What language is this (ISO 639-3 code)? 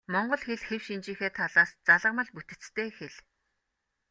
mon